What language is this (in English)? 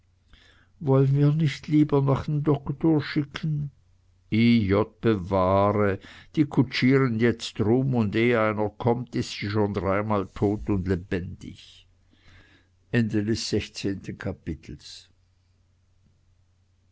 German